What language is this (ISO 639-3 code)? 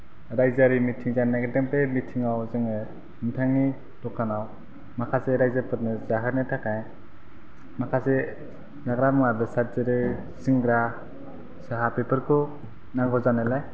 brx